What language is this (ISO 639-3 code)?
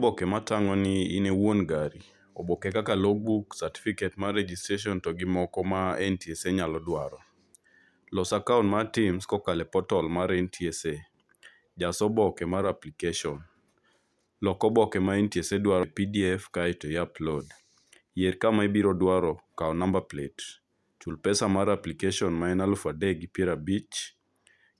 luo